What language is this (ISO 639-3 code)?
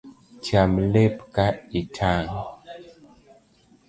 luo